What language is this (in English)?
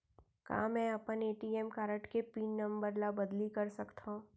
Chhattisgarhi